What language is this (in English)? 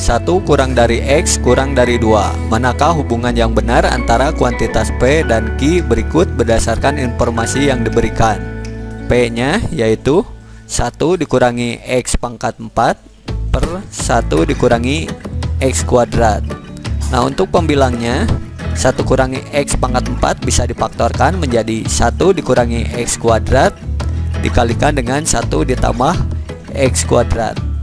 Indonesian